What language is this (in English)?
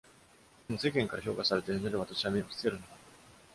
Japanese